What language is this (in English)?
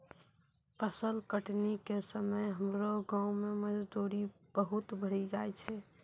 Maithili